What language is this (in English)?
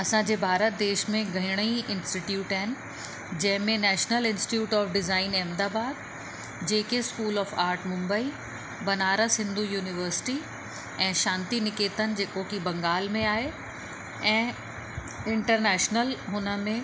Sindhi